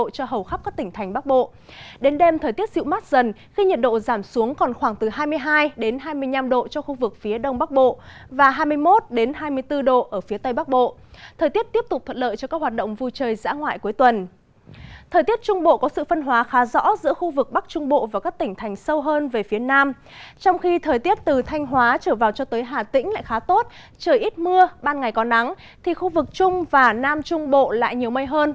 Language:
Vietnamese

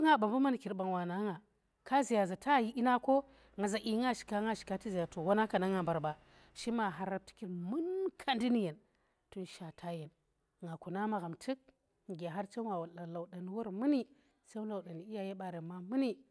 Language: Tera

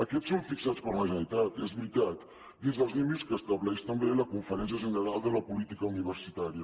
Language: Catalan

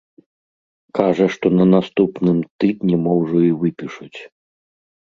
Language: Belarusian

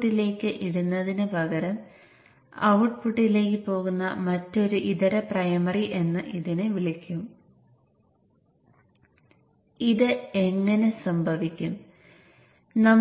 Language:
Malayalam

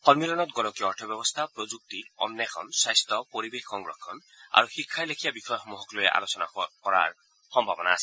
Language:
Assamese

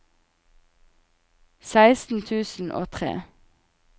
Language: Norwegian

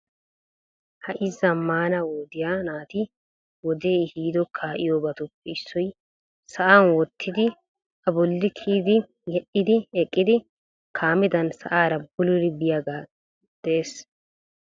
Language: Wolaytta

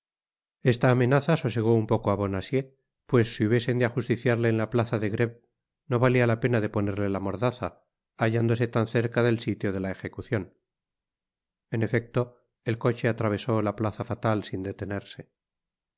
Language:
Spanish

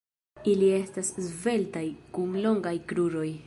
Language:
Esperanto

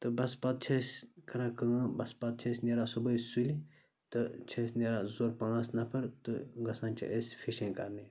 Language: Kashmiri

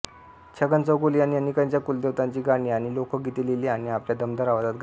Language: Marathi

